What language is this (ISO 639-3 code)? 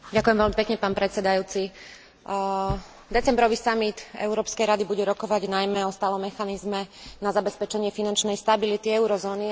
slk